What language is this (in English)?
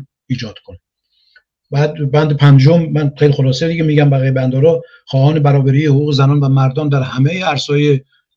Persian